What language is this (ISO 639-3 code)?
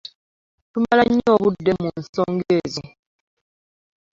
lug